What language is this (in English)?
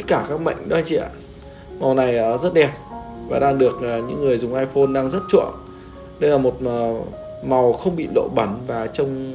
Vietnamese